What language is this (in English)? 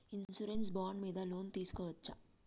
Telugu